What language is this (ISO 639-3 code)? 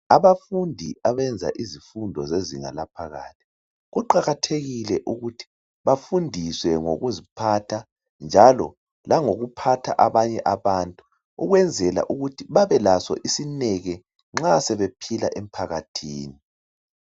nde